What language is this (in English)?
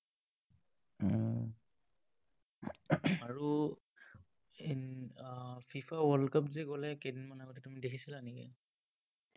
Assamese